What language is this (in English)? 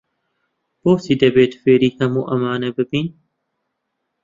Central Kurdish